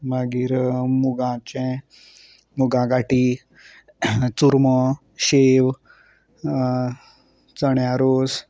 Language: Konkani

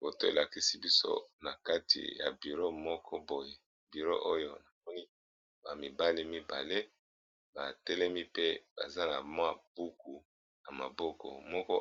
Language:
Lingala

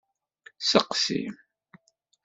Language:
Kabyle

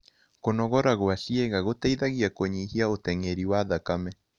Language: Kikuyu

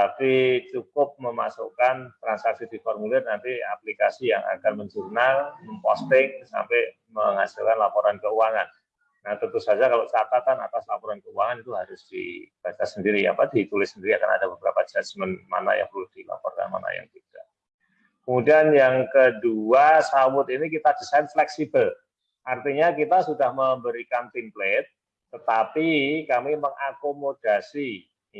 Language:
Indonesian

